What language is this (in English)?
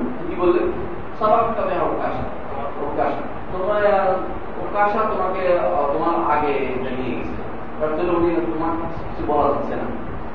Bangla